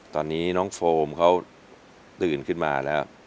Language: Thai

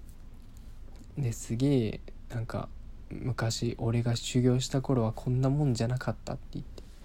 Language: Japanese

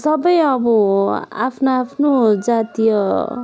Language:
Nepali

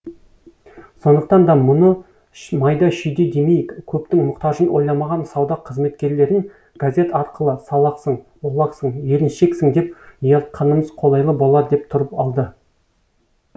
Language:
Kazakh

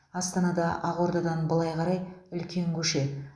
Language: Kazakh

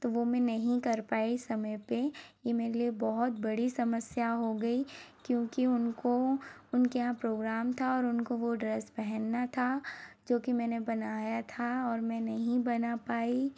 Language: Hindi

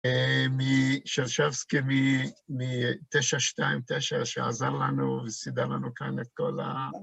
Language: Hebrew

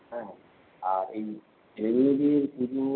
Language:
Bangla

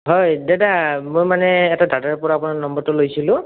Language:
Assamese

